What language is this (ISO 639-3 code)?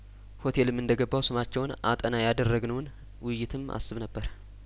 amh